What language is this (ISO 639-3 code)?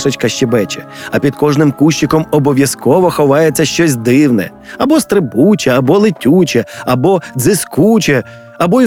ukr